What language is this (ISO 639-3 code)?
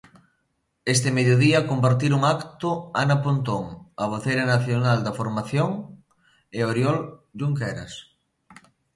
glg